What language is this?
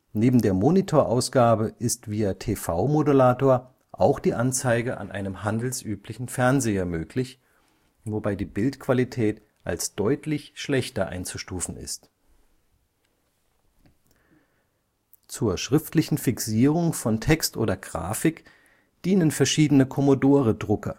German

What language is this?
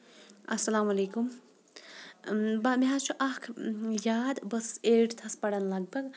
Kashmiri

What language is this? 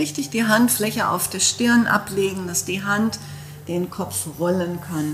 German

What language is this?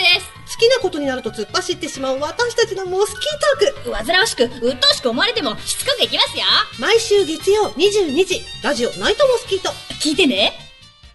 Japanese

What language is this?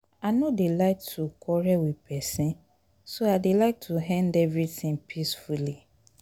Nigerian Pidgin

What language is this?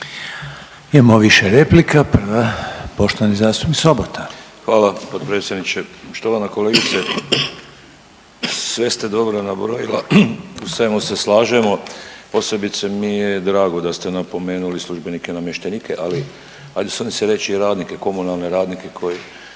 Croatian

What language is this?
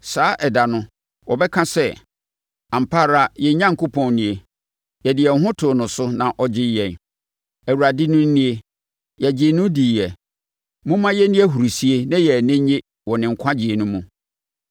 Akan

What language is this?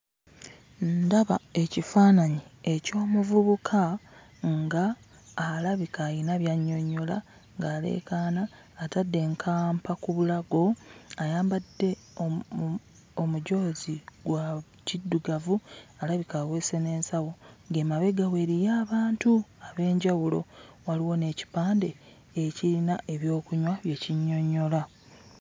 Ganda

